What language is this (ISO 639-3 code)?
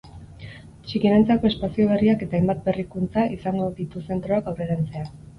eus